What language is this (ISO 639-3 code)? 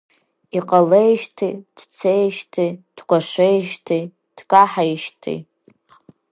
abk